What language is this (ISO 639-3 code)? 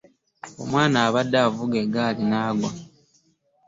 lug